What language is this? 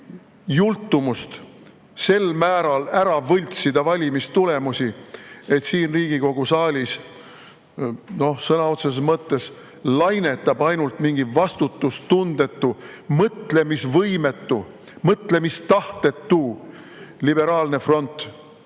Estonian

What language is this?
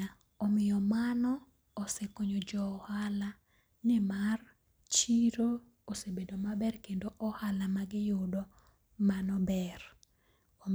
Luo (Kenya and Tanzania)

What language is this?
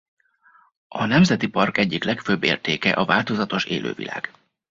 Hungarian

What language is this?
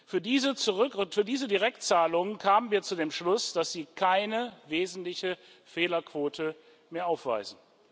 German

